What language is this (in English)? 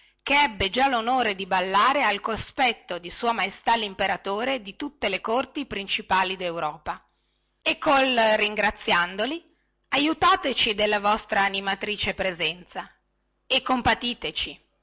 Italian